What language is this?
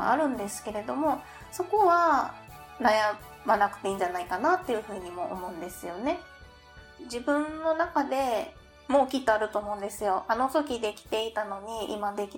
Japanese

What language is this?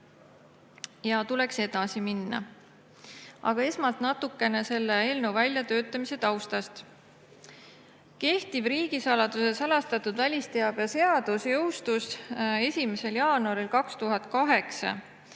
Estonian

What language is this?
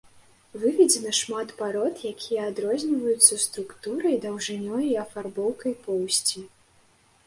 Belarusian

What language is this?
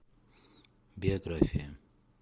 Russian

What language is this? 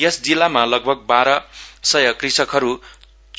Nepali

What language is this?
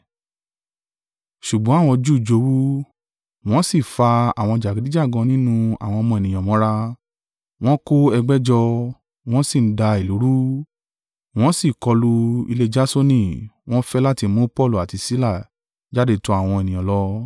Yoruba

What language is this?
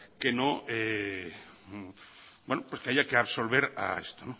Spanish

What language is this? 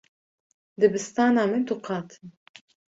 Kurdish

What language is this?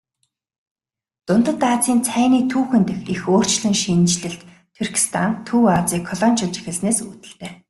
Mongolian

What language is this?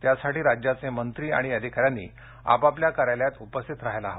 Marathi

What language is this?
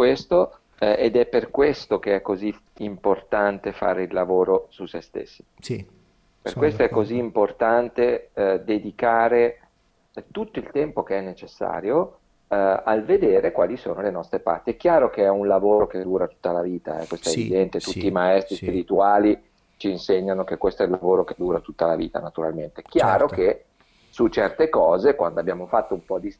Italian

